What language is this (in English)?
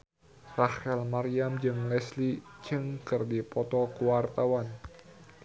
Sundanese